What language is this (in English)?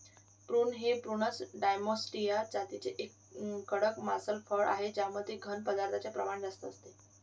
Marathi